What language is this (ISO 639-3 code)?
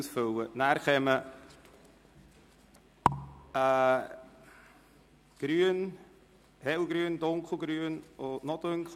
gsw